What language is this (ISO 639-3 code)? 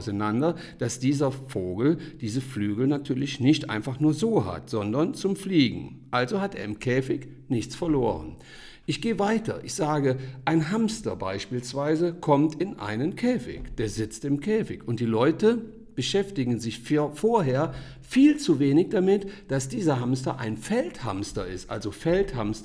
deu